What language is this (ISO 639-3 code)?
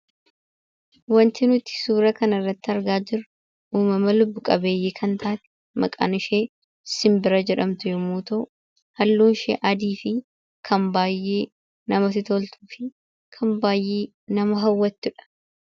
orm